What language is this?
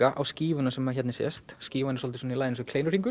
Icelandic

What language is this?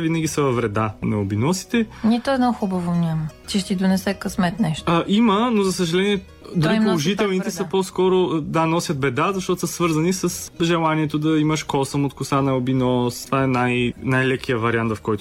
Bulgarian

